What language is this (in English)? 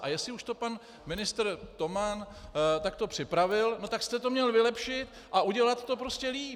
Czech